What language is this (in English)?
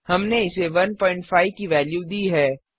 Hindi